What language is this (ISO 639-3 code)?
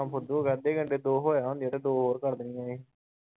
pan